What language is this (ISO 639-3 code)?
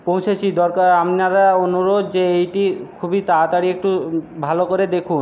ben